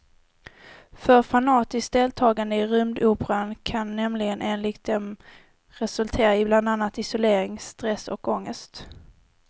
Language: Swedish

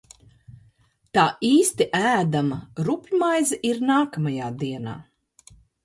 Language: Latvian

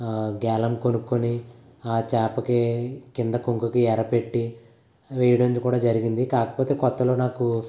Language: Telugu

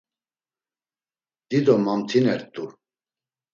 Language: Laz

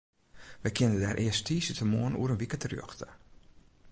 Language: Western Frisian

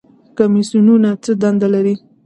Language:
Pashto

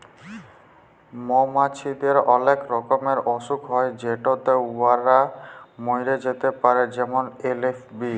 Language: Bangla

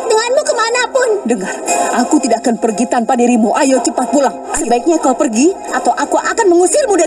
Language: Indonesian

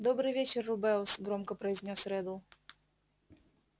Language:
Russian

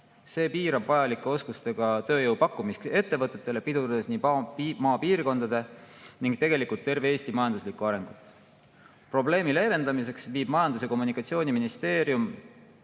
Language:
Estonian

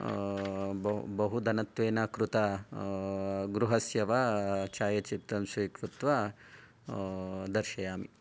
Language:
Sanskrit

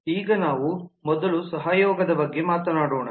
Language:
Kannada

